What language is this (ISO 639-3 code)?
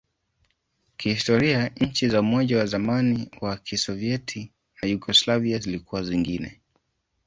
swa